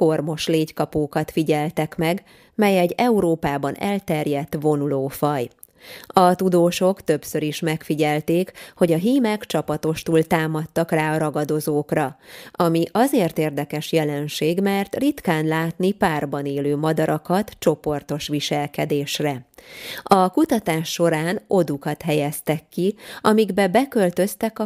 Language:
Hungarian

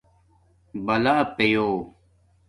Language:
Domaaki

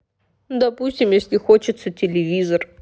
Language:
Russian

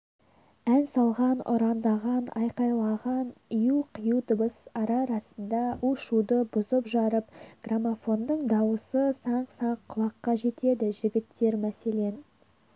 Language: Kazakh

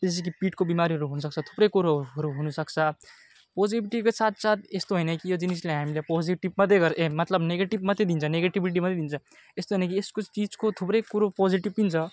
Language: Nepali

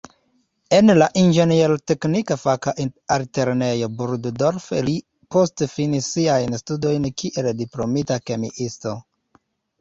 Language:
Esperanto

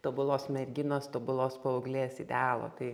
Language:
Lithuanian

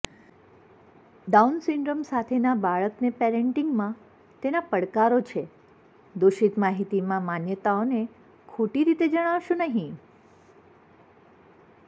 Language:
Gujarati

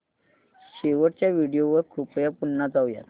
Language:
Marathi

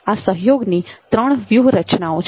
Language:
Gujarati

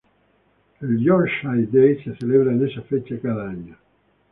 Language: Spanish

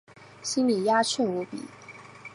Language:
Chinese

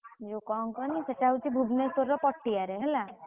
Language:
Odia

